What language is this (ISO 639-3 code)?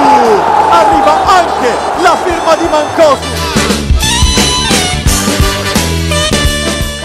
ita